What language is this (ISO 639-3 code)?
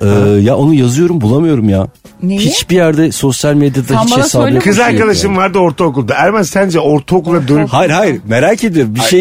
tur